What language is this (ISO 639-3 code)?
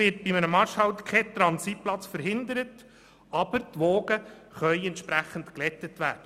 gsw